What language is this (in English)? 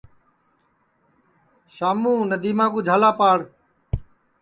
Sansi